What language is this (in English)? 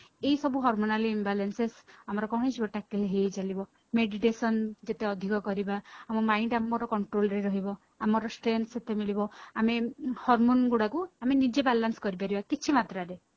Odia